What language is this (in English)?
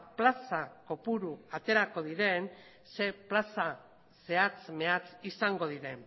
Basque